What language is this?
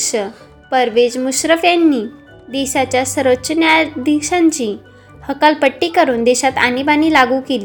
Marathi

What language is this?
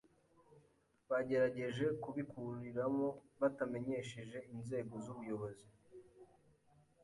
Kinyarwanda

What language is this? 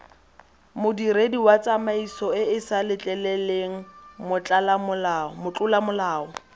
Tswana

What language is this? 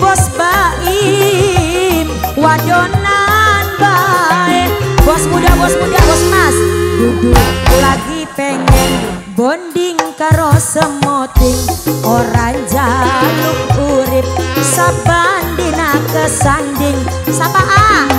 Indonesian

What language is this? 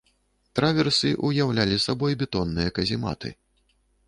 Belarusian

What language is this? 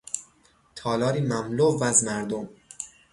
Persian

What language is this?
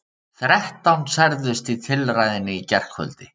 Icelandic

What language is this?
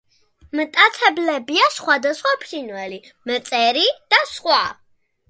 Georgian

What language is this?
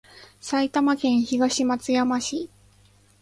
Japanese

